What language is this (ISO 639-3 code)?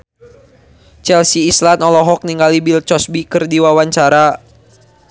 sun